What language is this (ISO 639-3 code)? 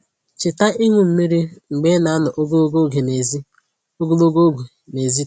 ibo